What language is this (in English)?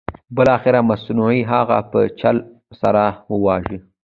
Pashto